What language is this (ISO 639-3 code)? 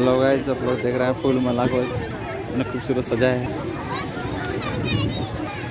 hin